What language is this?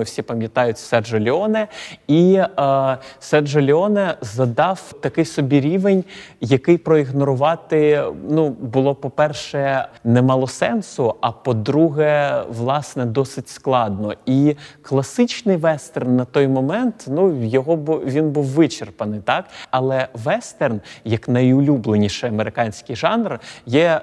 Ukrainian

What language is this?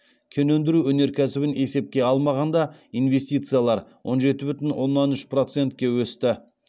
Kazakh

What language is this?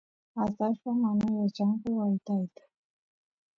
Santiago del Estero Quichua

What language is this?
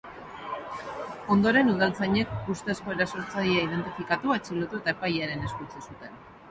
Basque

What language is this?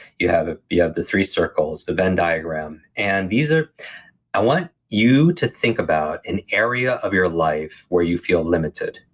English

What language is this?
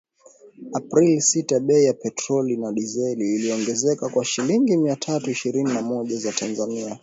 Swahili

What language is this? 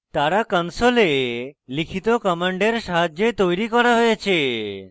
Bangla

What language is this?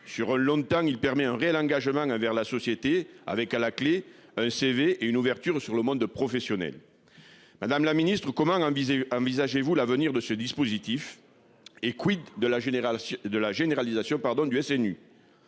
French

